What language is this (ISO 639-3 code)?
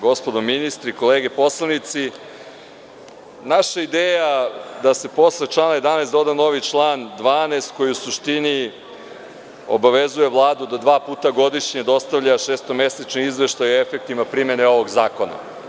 srp